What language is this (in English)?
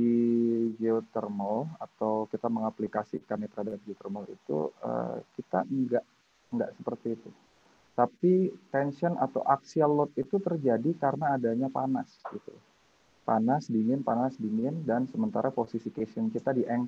Indonesian